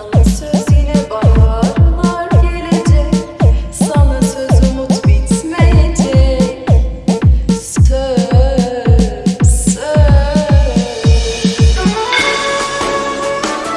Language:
Turkish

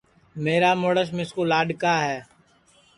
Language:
Sansi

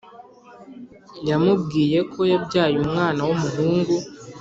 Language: Kinyarwanda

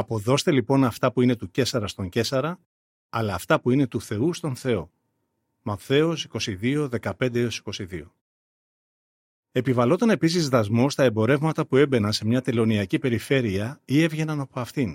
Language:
Greek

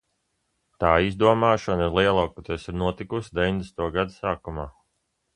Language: Latvian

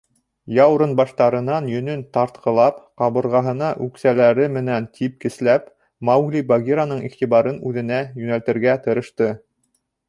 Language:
Bashkir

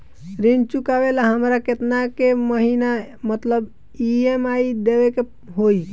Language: Bhojpuri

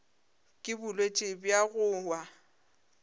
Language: Northern Sotho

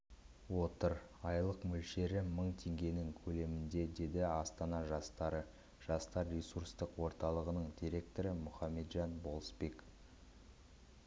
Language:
Kazakh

